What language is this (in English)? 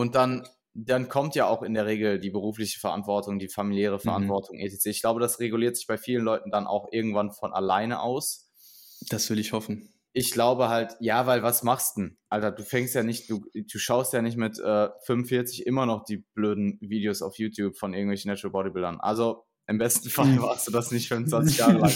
German